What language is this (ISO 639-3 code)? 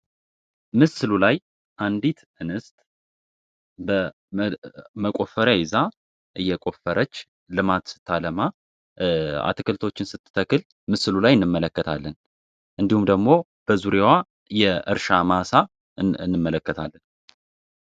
amh